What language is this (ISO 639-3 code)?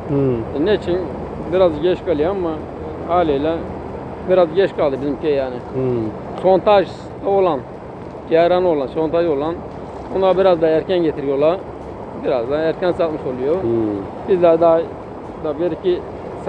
tur